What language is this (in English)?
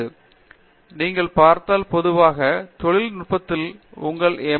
Tamil